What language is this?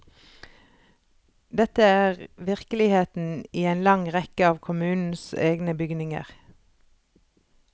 Norwegian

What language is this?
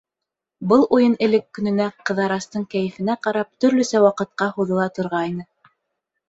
Bashkir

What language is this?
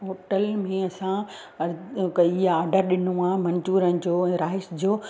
Sindhi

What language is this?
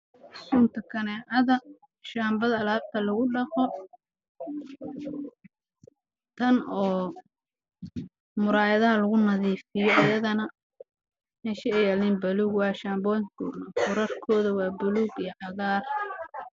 Somali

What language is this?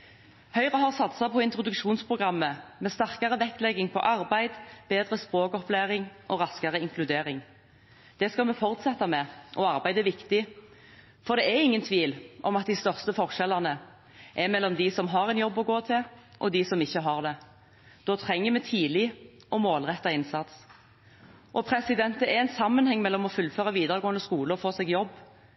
Norwegian Bokmål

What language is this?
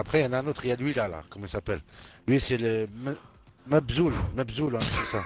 French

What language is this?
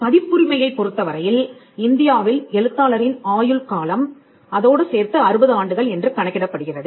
Tamil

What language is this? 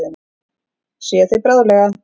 Icelandic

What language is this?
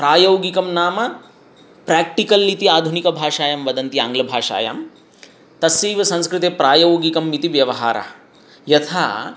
Sanskrit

